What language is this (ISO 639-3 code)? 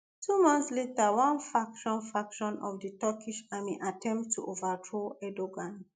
pcm